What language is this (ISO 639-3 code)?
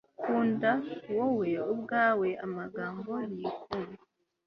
kin